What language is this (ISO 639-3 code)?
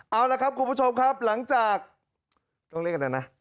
tha